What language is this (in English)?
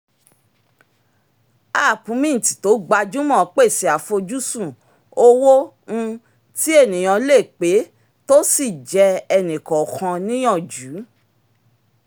Yoruba